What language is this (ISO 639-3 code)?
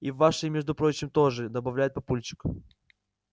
rus